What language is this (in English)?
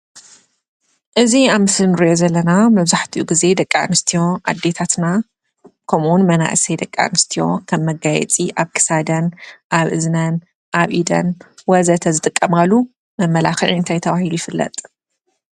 Tigrinya